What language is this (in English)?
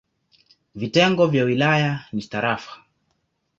Swahili